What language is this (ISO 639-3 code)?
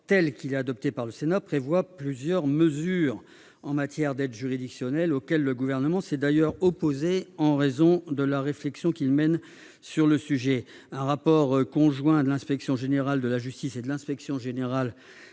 fra